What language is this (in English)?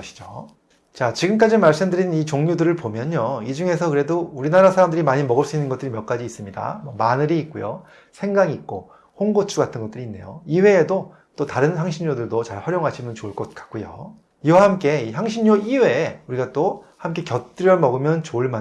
Korean